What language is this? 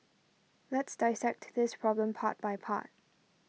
English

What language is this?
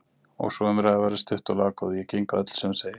Icelandic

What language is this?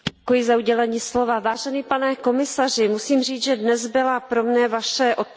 Czech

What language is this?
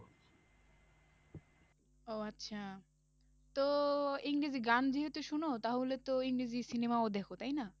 Bangla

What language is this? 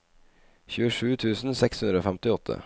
Norwegian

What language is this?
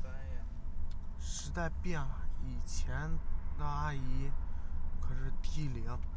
Chinese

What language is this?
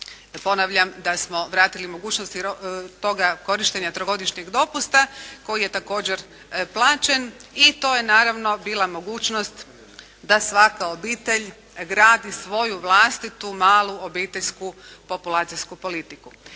Croatian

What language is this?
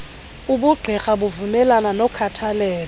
Xhosa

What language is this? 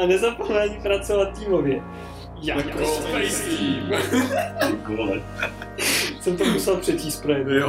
Czech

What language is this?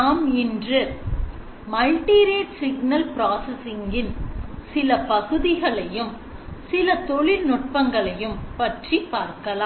Tamil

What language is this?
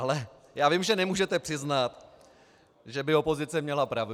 Czech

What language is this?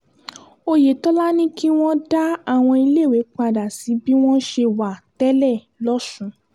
Yoruba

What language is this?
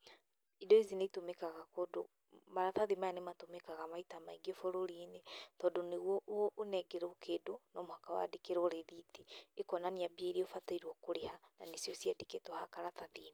Kikuyu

